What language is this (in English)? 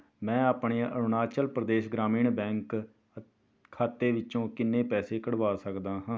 Punjabi